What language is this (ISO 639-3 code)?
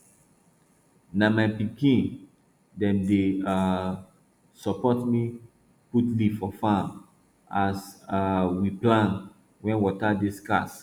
pcm